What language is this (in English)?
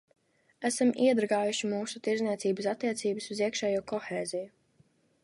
Latvian